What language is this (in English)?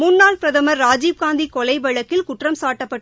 Tamil